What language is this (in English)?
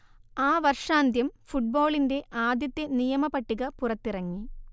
Malayalam